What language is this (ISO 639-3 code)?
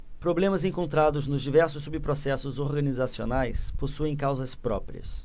por